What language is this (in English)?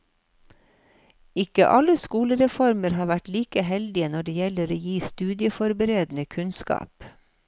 Norwegian